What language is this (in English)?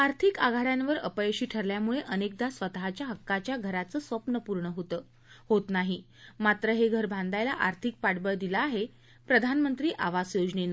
Marathi